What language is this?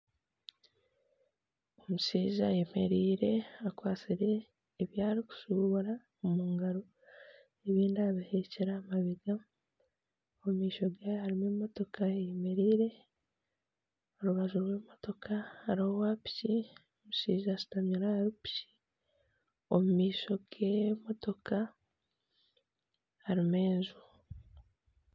Nyankole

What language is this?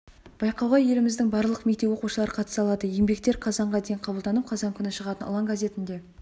Kazakh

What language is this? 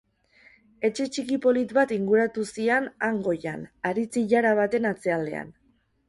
Basque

